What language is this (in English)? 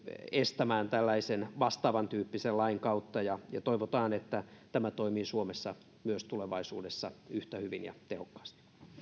Finnish